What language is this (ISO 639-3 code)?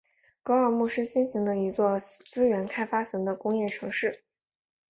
zho